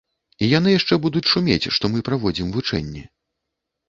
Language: Belarusian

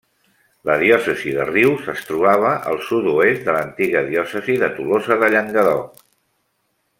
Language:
Catalan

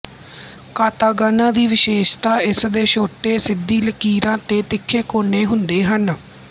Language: Punjabi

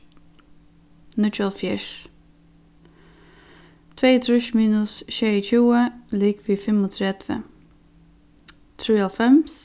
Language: Faroese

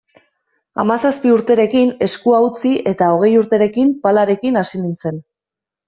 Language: Basque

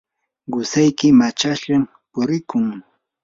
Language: Yanahuanca Pasco Quechua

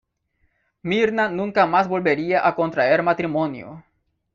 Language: Spanish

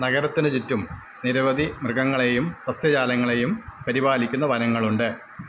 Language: Malayalam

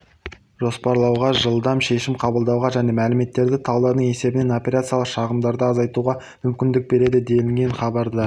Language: Kazakh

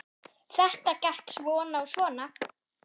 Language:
Icelandic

